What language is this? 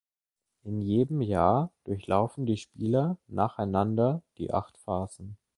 German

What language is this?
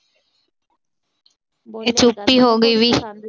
Punjabi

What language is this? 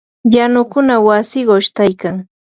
Yanahuanca Pasco Quechua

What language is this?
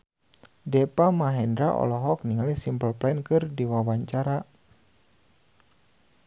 Sundanese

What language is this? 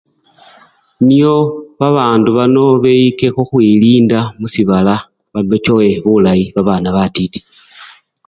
Luyia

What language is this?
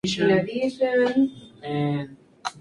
Spanish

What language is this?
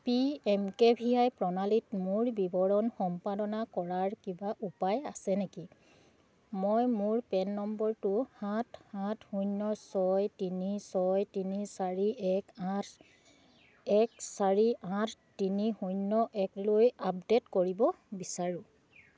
Assamese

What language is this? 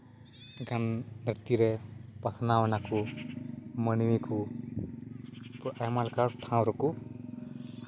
Santali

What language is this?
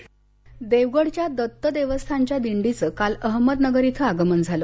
Marathi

